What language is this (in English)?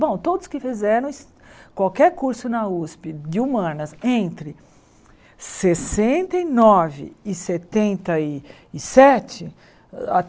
Portuguese